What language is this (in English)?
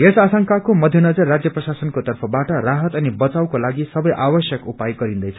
Nepali